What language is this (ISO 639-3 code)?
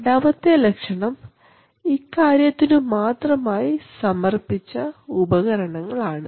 mal